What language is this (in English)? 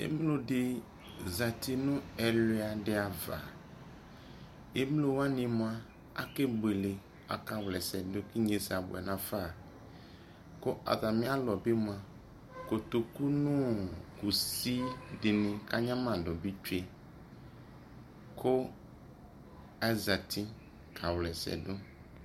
Ikposo